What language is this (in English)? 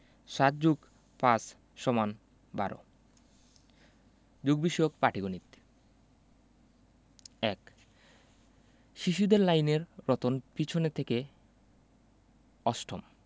Bangla